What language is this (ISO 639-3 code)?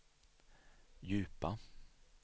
swe